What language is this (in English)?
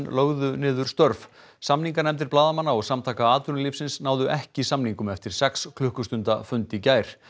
Icelandic